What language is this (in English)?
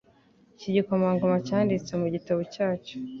Kinyarwanda